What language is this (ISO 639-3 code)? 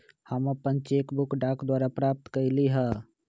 mag